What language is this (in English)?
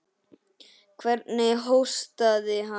Icelandic